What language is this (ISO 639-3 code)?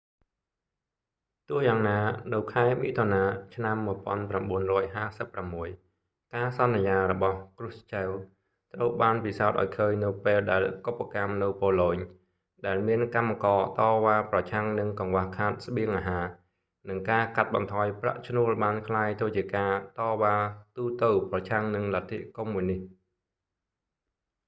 khm